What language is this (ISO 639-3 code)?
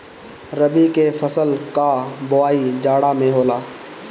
bho